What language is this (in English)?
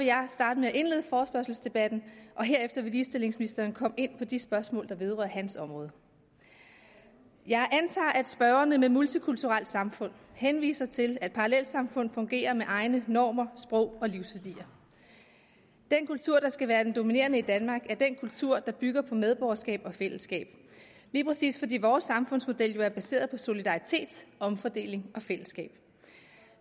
Danish